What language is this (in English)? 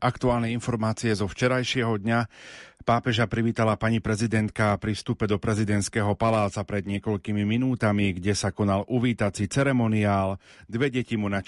Slovak